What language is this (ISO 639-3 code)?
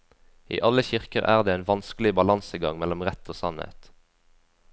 nor